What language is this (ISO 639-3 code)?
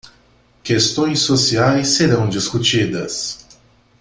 por